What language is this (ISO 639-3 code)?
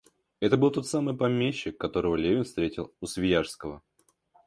rus